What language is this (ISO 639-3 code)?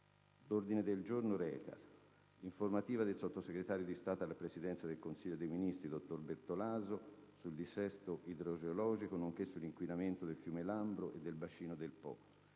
ita